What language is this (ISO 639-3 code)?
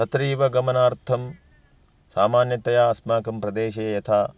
san